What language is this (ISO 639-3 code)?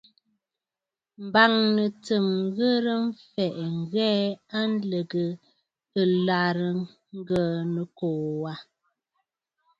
bfd